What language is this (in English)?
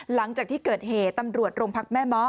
Thai